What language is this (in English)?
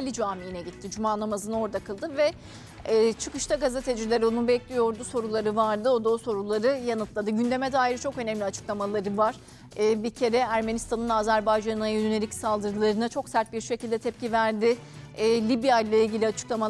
Turkish